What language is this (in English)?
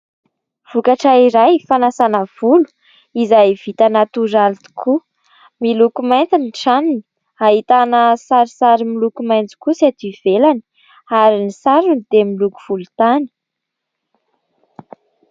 Malagasy